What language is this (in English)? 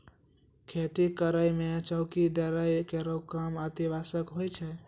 Maithili